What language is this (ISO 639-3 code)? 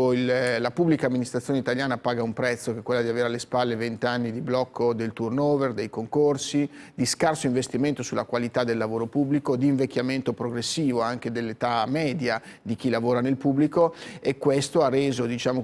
ita